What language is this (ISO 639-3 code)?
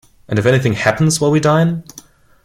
eng